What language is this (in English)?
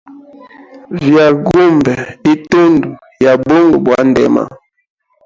Hemba